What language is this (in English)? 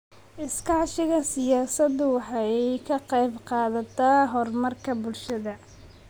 Somali